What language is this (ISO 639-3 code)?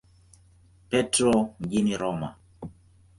swa